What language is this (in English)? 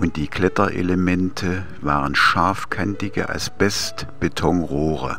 German